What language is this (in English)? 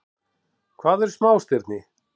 Icelandic